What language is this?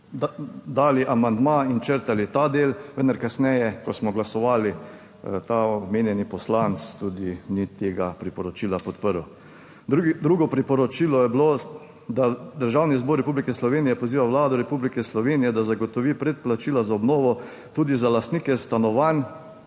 Slovenian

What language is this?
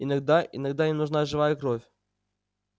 Russian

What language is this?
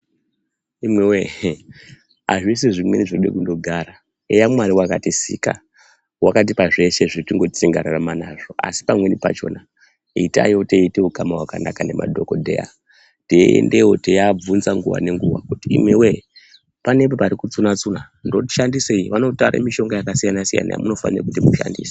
Ndau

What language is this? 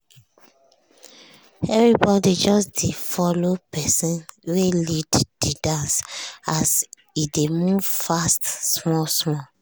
Nigerian Pidgin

